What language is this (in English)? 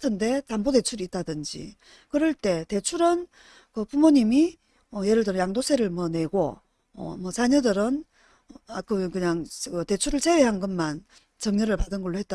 Korean